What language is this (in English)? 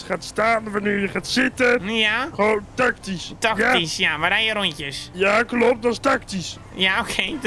Dutch